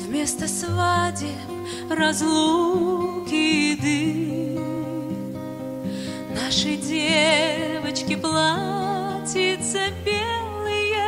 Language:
Russian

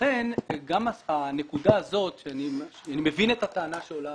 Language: Hebrew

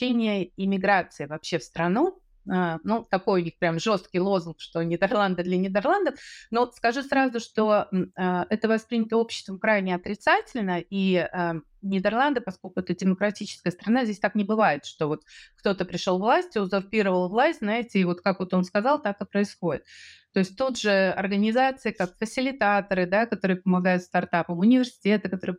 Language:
Russian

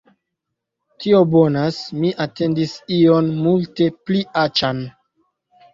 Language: Esperanto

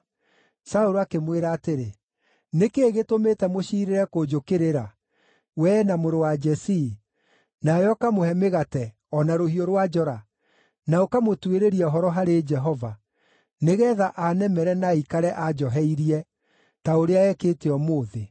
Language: Kikuyu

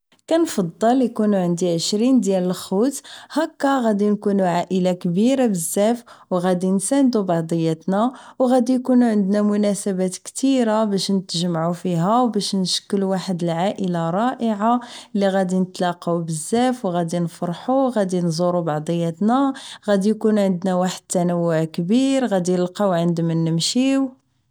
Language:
Moroccan Arabic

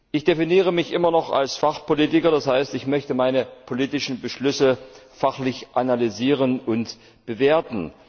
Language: German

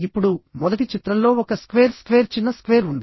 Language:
Telugu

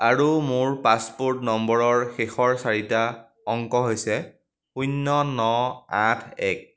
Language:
Assamese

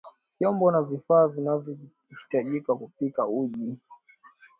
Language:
Swahili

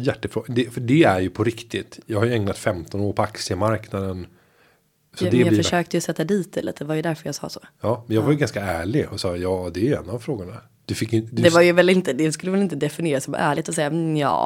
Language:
Swedish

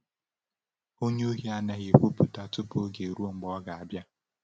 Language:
Igbo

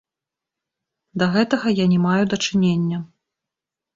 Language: Belarusian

